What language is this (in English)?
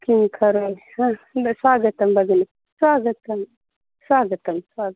Sanskrit